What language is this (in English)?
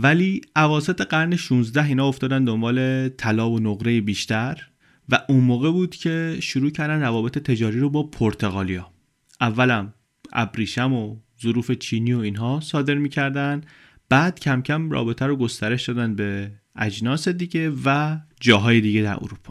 Persian